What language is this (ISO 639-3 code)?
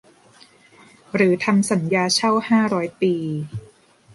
tha